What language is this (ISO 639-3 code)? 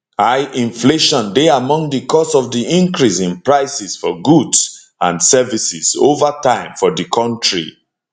pcm